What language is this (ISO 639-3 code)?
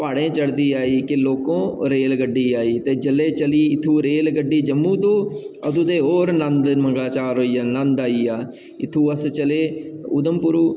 doi